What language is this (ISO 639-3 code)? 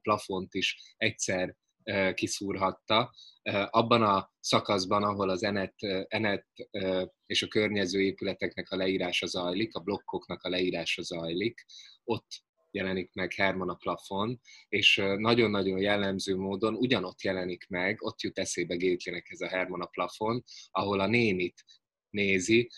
hun